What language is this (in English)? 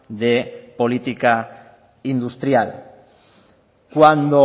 Spanish